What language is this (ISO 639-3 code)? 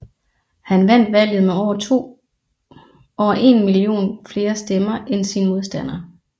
dan